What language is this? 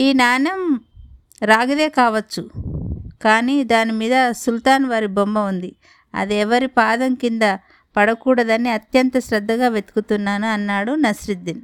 Telugu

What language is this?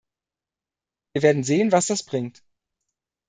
German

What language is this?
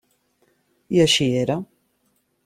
Catalan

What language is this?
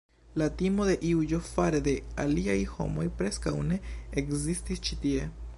Esperanto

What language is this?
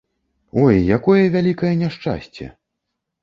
Belarusian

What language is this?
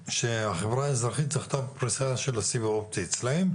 Hebrew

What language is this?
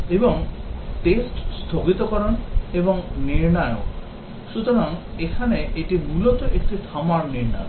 Bangla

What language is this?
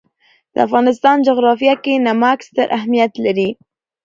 Pashto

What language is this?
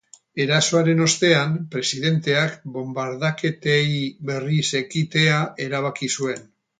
Basque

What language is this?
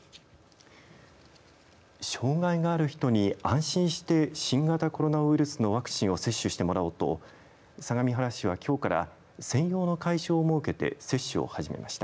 Japanese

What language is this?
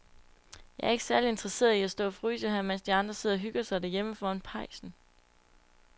Danish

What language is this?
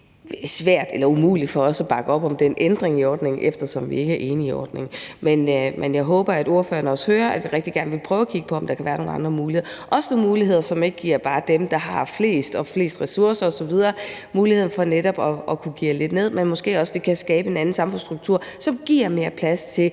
Danish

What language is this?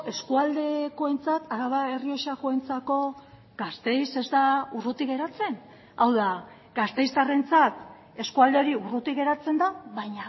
Basque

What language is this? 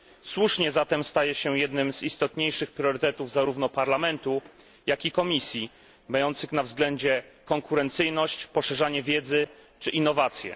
Polish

